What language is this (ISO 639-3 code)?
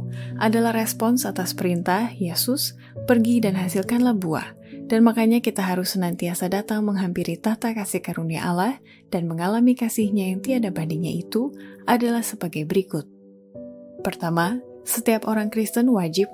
ind